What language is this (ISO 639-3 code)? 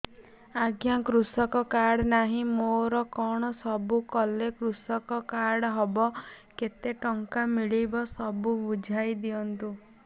ori